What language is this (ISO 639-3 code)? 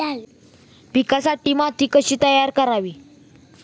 mar